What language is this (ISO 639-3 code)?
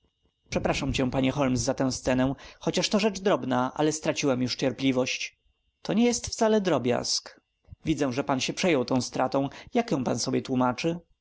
pol